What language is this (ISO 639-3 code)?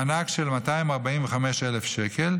heb